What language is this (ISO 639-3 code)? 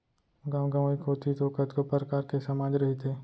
hne